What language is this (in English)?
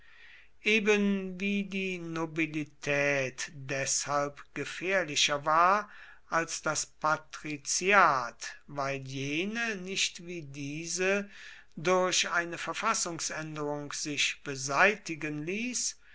German